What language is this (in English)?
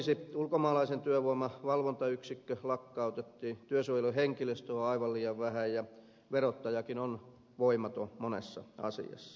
Finnish